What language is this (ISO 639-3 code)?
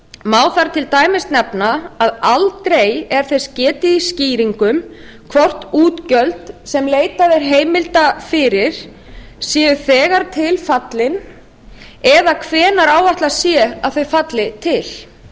isl